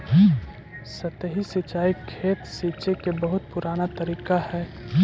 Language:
Magahi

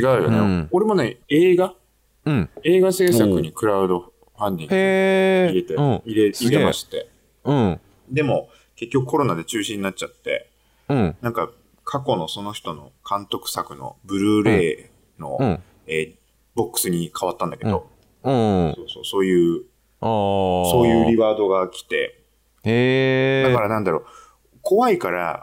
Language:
Japanese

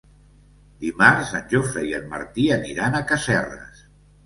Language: Catalan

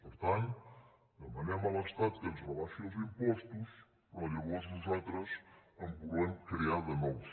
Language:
Catalan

